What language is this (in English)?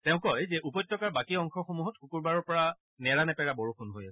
Assamese